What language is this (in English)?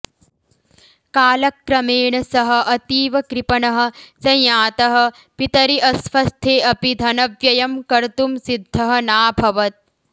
Sanskrit